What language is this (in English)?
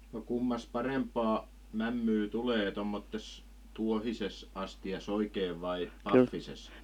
Finnish